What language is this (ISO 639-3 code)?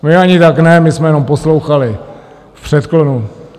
ces